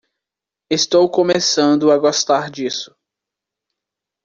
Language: Portuguese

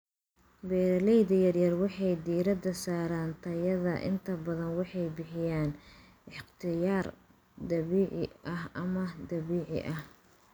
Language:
Somali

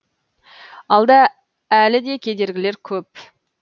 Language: Kazakh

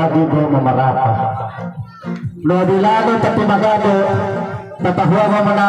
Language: Vietnamese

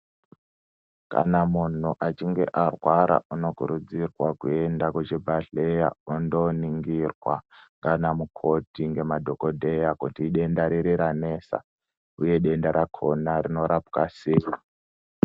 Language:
Ndau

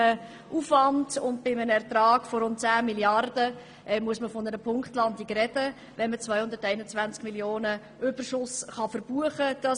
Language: Swiss German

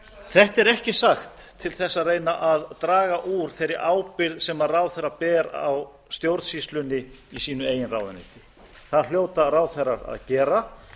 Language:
Icelandic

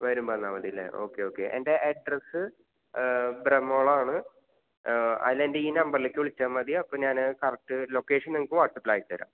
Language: Malayalam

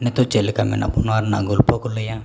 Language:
Santali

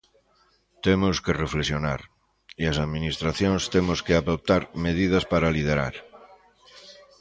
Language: Galician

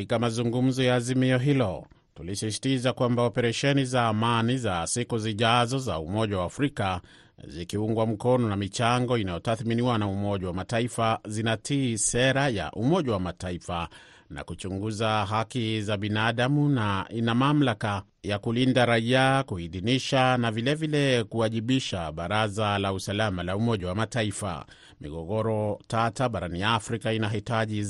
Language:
Swahili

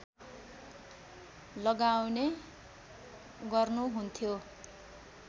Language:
Nepali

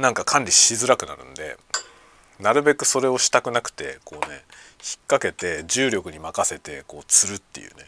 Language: Japanese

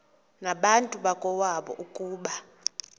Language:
Xhosa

